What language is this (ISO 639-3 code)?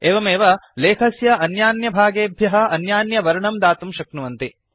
san